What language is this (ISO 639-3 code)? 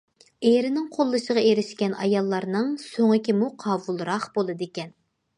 uig